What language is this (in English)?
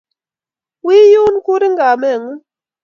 Kalenjin